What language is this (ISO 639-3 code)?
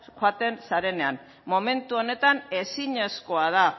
eus